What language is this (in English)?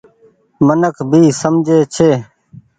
Goaria